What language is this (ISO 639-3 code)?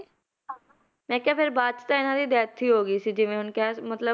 pan